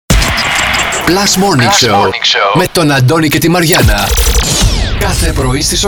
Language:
Greek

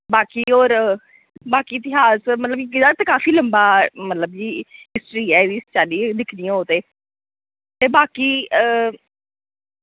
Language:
Dogri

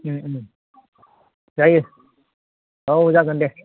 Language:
Bodo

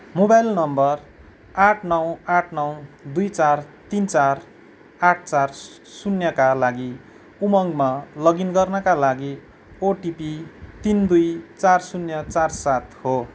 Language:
Nepali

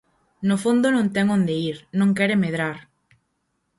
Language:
Galician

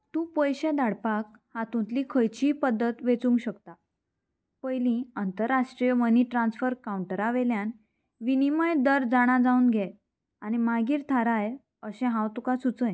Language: Konkani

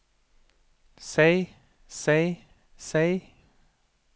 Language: Norwegian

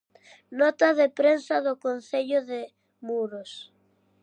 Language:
Galician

